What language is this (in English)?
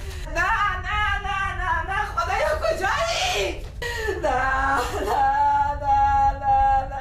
Persian